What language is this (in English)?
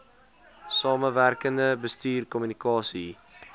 Afrikaans